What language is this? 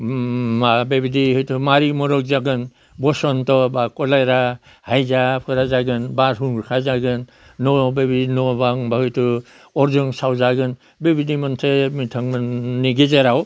Bodo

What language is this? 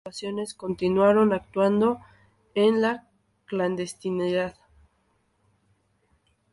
Spanish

